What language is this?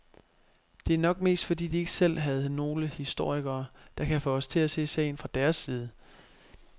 Danish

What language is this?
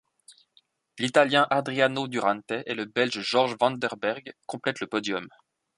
French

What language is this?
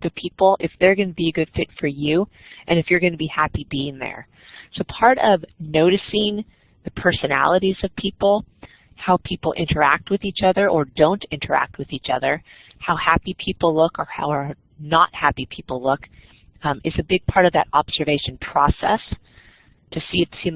English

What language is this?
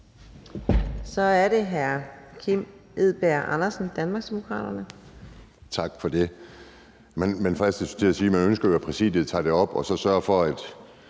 Danish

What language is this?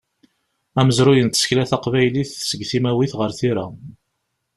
Kabyle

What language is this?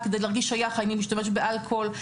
Hebrew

